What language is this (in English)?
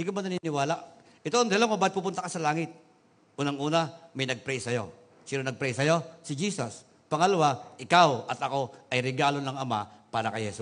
Filipino